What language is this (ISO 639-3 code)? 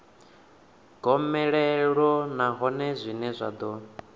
ven